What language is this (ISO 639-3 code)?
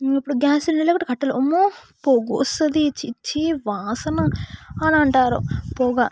tel